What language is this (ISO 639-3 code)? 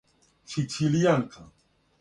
srp